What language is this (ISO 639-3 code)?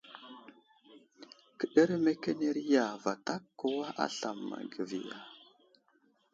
udl